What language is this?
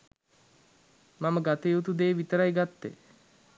Sinhala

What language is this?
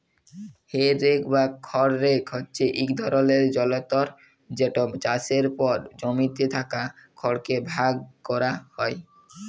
Bangla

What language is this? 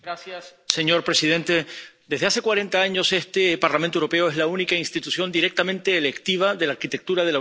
Spanish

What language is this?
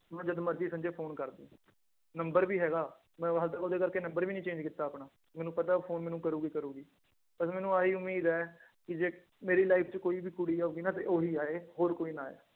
Punjabi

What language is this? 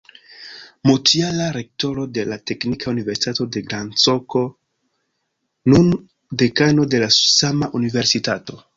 Esperanto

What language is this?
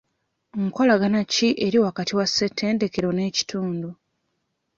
Ganda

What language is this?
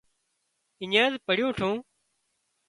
Wadiyara Koli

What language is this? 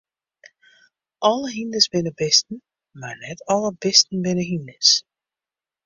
Western Frisian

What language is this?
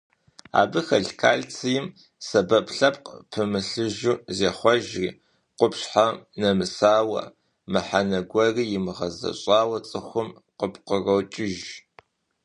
Kabardian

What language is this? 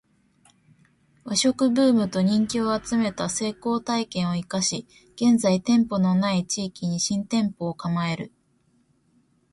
Japanese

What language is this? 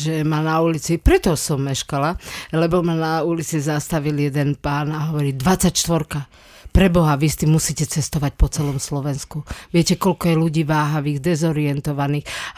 Slovak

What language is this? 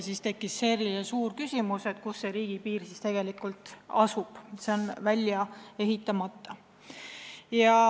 Estonian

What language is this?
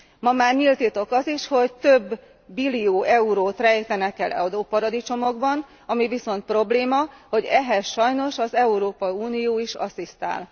Hungarian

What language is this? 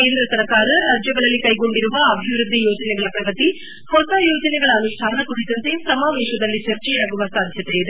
Kannada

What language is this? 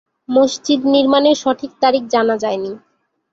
Bangla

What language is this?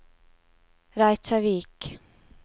Norwegian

